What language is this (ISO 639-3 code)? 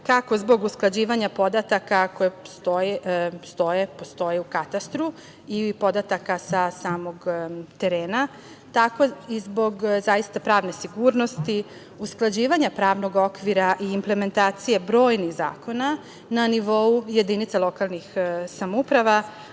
srp